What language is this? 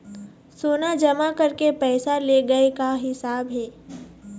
Chhattisgarhi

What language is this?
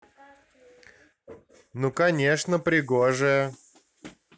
Russian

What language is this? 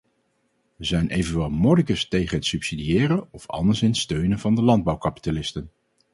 Dutch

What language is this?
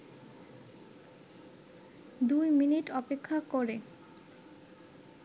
Bangla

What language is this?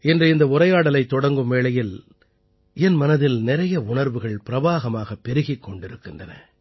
Tamil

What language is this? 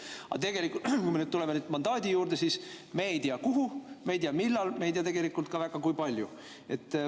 Estonian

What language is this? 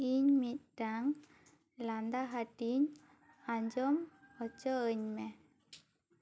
Santali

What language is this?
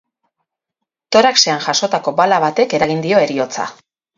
Basque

